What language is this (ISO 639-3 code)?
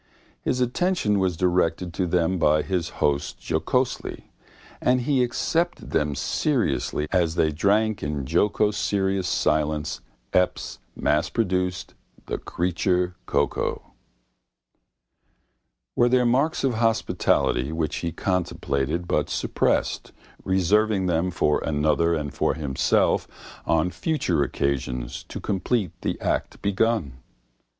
eng